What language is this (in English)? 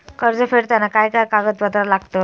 Marathi